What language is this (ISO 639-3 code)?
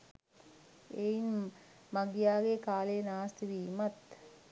sin